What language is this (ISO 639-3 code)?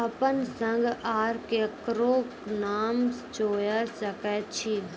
mai